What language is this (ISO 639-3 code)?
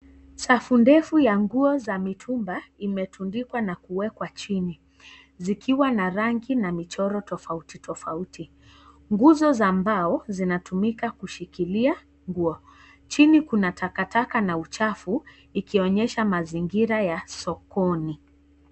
swa